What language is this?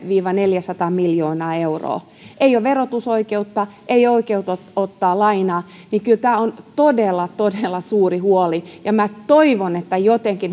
Finnish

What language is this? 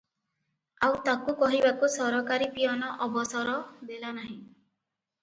Odia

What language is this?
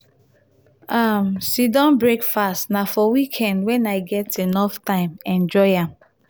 Nigerian Pidgin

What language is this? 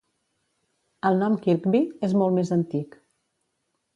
Catalan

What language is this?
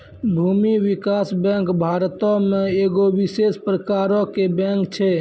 Maithili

